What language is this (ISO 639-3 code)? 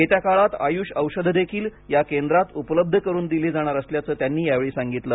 mar